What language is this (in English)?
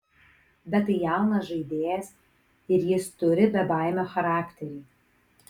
Lithuanian